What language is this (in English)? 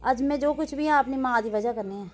Dogri